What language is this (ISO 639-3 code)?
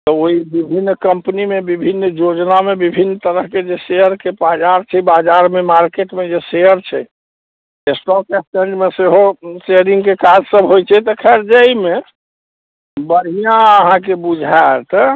mai